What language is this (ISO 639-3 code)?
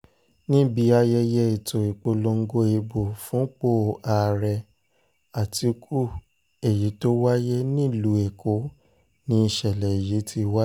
yor